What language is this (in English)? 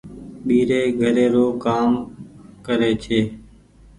Goaria